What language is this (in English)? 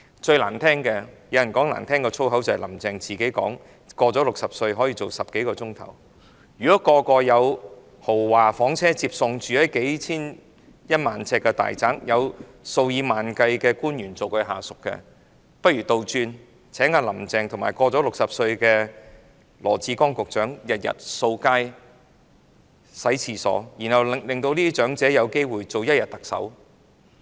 Cantonese